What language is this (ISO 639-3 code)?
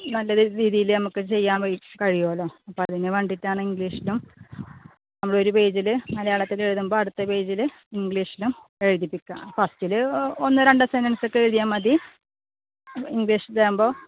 mal